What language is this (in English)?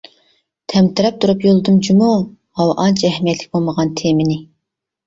Uyghur